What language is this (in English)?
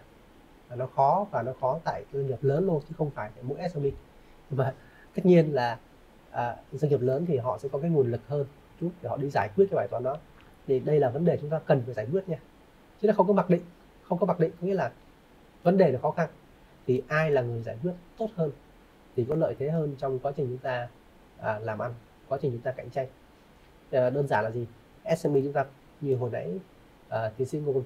Vietnamese